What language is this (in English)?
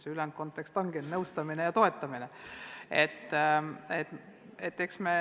Estonian